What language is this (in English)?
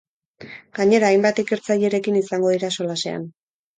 Basque